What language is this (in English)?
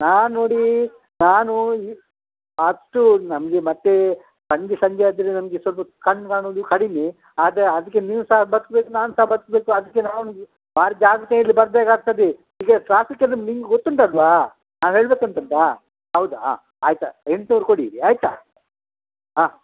Kannada